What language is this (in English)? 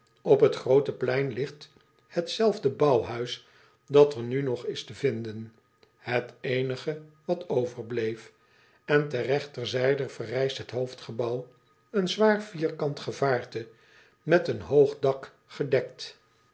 Dutch